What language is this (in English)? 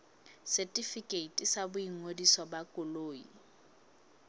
Southern Sotho